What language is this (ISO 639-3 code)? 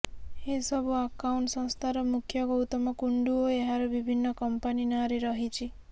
ori